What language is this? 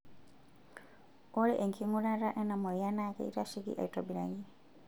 Masai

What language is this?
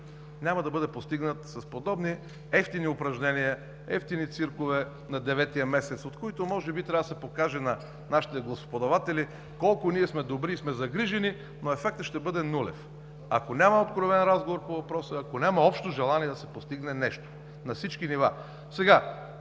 Bulgarian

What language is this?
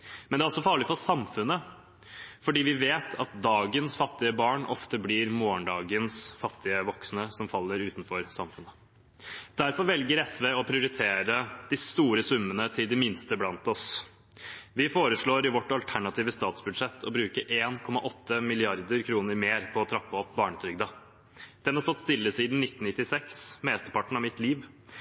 Norwegian Bokmål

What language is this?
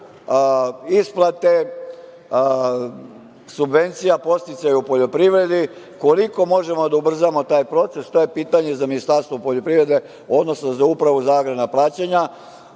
Serbian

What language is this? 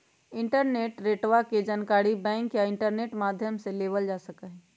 Magahi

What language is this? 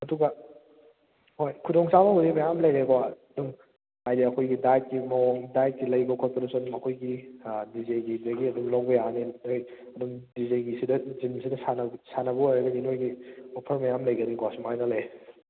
Manipuri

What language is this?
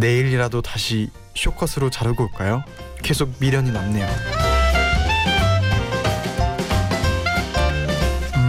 Korean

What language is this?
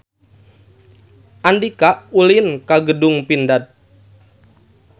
Sundanese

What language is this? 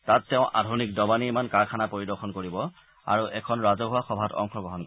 Assamese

